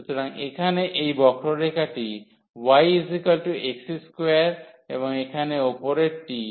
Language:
Bangla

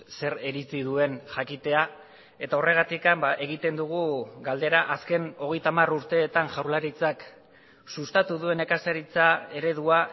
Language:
Basque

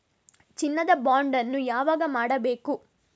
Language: Kannada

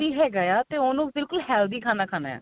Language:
Punjabi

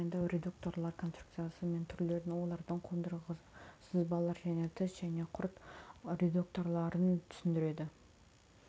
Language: Kazakh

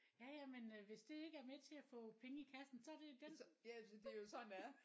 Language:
Danish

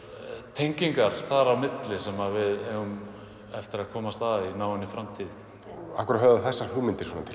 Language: Icelandic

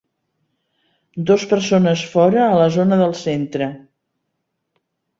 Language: Catalan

